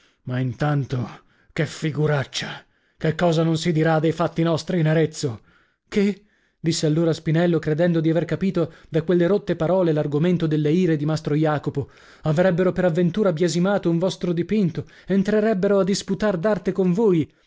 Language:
Italian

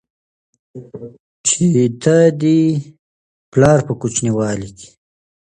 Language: Pashto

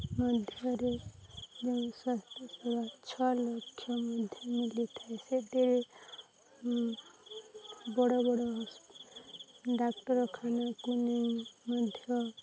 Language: Odia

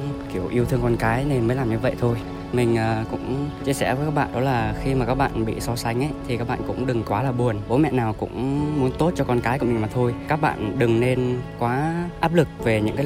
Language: Vietnamese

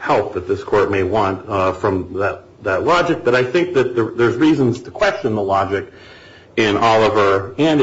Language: English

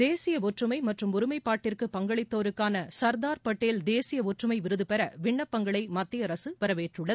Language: Tamil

